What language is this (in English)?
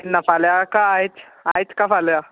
Konkani